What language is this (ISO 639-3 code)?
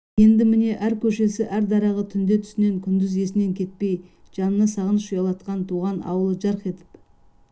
kaz